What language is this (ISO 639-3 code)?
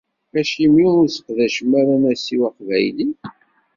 kab